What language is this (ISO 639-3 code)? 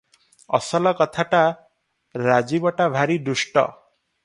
ori